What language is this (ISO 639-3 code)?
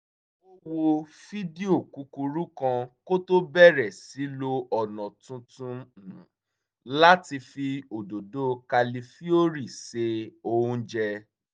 yor